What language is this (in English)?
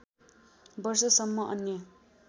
Nepali